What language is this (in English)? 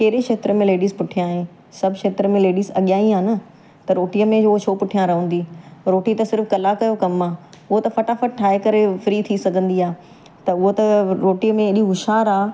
Sindhi